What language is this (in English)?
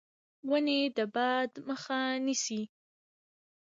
Pashto